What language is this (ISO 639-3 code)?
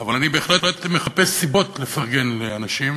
heb